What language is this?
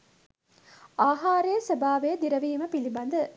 Sinhala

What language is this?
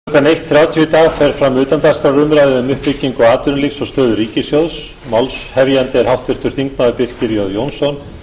Icelandic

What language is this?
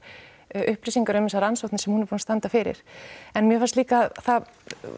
Icelandic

